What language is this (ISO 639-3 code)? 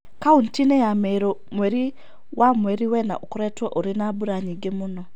kik